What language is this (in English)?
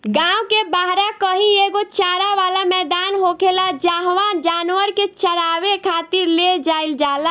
Bhojpuri